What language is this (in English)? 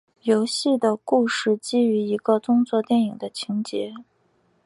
Chinese